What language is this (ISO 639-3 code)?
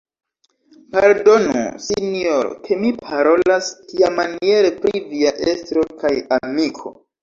epo